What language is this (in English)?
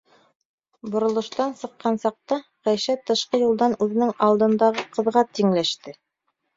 Bashkir